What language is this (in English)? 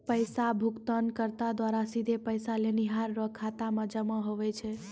Maithili